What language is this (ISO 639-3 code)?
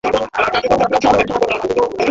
ben